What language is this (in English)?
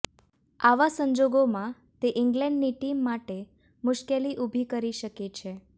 Gujarati